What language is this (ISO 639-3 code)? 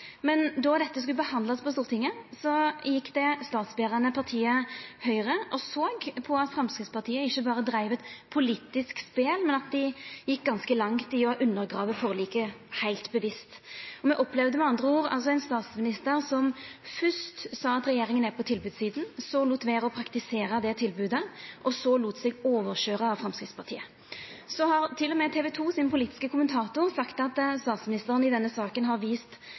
nno